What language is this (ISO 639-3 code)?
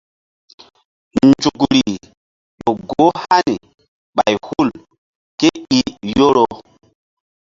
mdd